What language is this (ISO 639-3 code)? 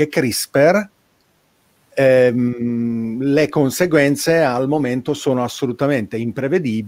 ita